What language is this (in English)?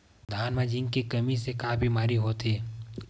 Chhattisgarhi